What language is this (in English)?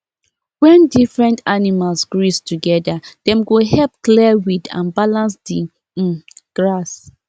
Nigerian Pidgin